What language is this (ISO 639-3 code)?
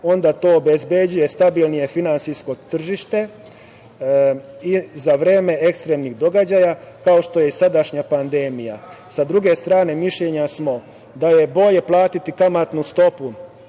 srp